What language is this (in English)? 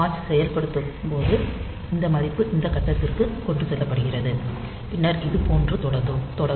Tamil